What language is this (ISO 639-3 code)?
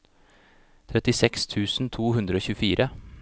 nor